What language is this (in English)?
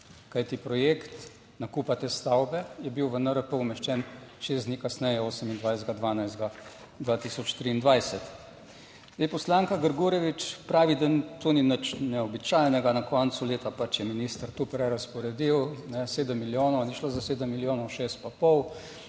Slovenian